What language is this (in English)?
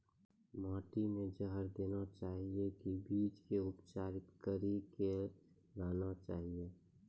Maithili